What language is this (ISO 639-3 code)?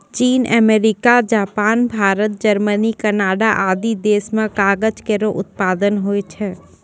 mai